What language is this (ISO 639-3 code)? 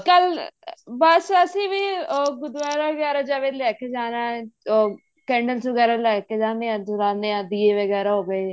pan